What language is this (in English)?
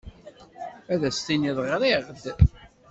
Kabyle